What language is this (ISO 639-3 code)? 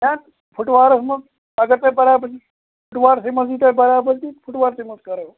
kas